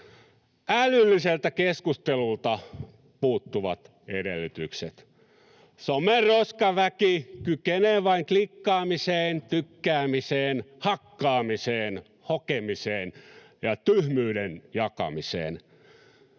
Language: Finnish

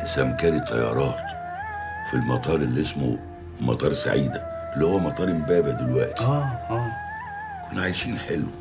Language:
Arabic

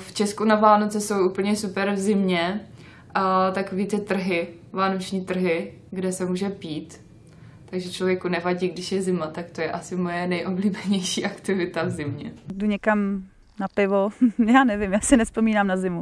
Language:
Czech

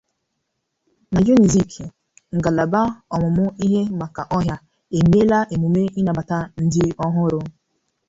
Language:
Igbo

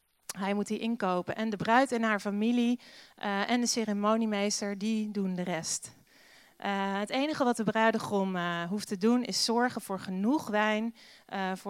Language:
Dutch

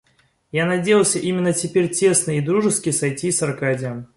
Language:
Russian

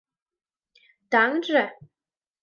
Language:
Mari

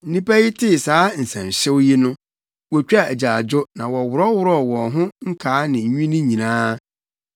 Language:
Akan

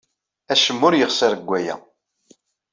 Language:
Kabyle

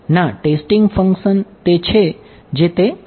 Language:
Gujarati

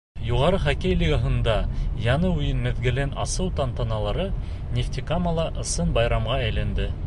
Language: Bashkir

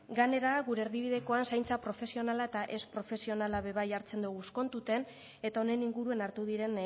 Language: Basque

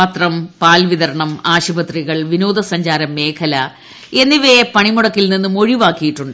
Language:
Malayalam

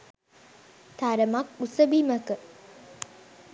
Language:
Sinhala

